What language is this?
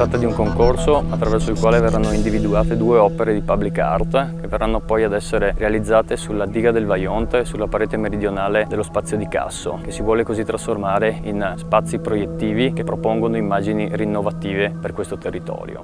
Italian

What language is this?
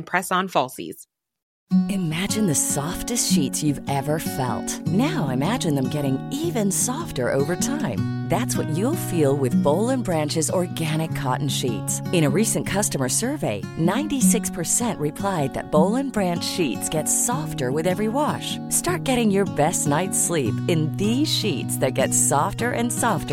Swedish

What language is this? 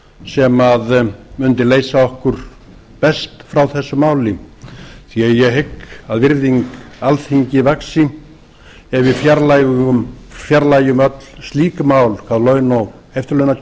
Icelandic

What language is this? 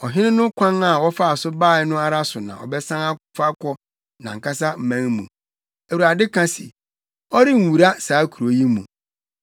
Akan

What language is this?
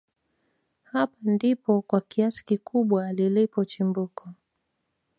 Swahili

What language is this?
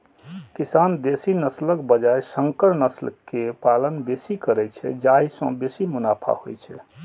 Maithili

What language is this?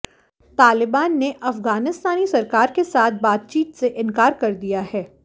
Hindi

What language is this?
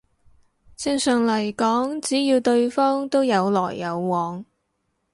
Cantonese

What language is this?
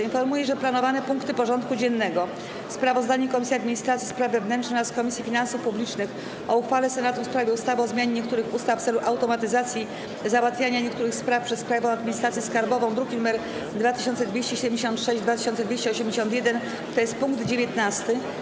Polish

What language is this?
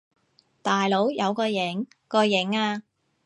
Cantonese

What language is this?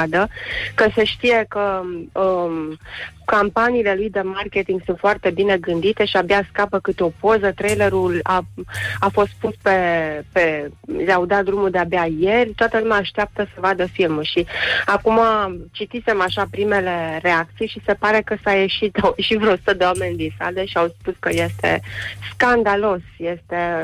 Romanian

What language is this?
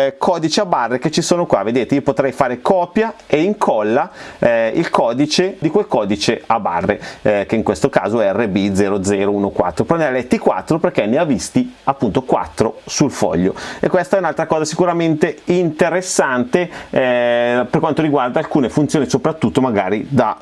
Italian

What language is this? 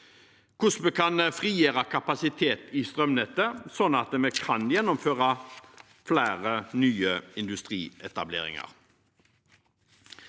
Norwegian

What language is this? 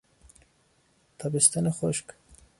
Persian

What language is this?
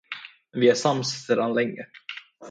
Swedish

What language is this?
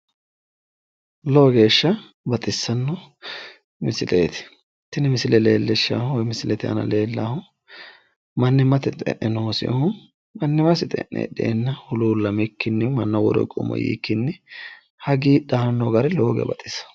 Sidamo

